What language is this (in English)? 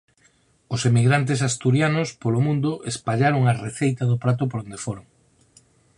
Galician